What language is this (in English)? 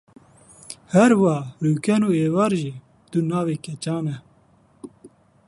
Kurdish